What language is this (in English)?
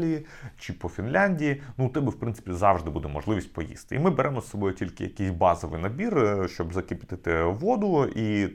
Ukrainian